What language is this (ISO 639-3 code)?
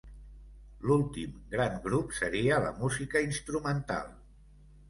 cat